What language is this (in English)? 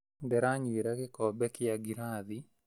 Kikuyu